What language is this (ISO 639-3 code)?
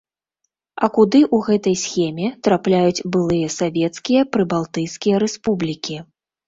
bel